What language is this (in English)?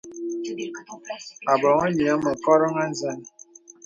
Bebele